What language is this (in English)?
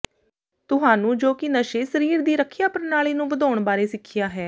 Punjabi